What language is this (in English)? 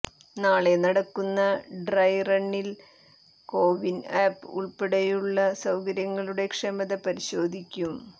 Malayalam